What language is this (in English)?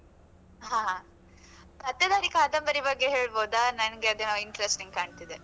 Kannada